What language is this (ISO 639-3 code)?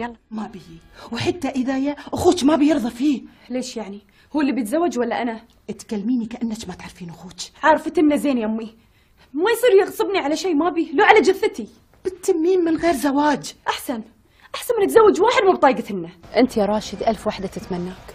ara